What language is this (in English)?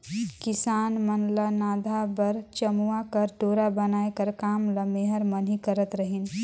Chhattisgarhi